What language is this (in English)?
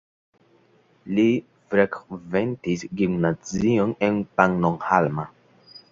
Esperanto